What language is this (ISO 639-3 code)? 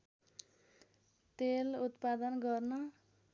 nep